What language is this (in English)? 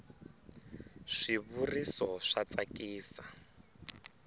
Tsonga